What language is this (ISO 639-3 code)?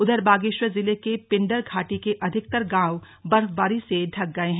hin